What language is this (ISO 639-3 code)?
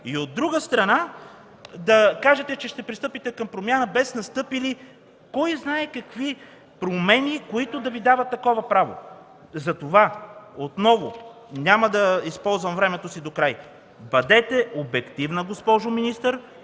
bul